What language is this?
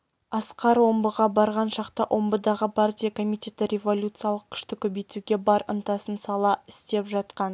Kazakh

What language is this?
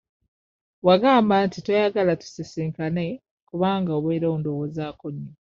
Ganda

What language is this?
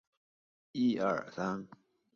Chinese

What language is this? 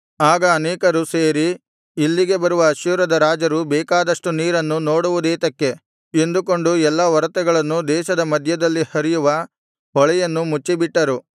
Kannada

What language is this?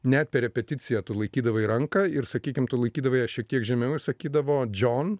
Lithuanian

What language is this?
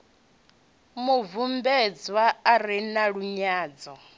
Venda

